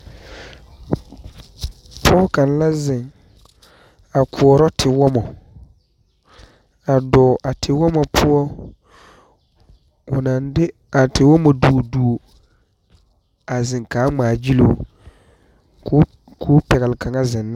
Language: Southern Dagaare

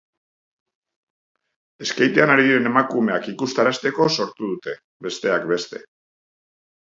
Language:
Basque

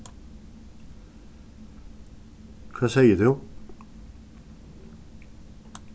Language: Faroese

